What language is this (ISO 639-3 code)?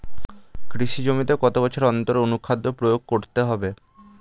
ben